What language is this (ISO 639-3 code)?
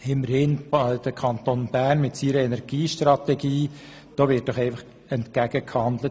gsw